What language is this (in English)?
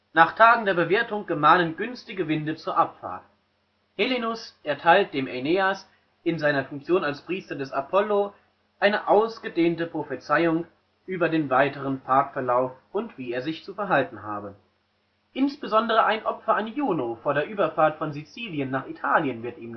German